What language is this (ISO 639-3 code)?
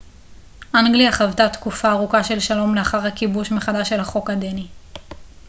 heb